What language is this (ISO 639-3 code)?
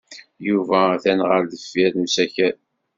kab